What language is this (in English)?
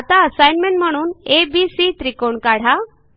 Marathi